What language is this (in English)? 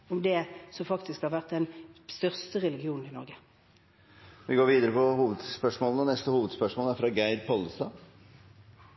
Norwegian